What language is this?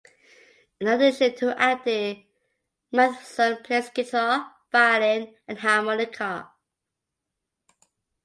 English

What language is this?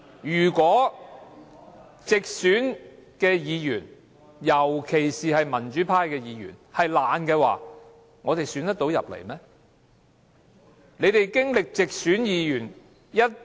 Cantonese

